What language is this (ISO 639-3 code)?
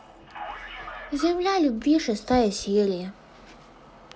rus